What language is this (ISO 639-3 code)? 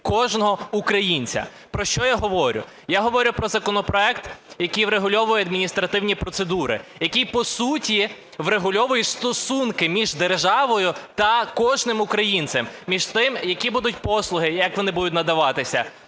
ukr